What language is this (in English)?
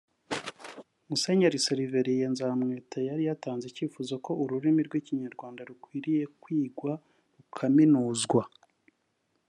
Kinyarwanda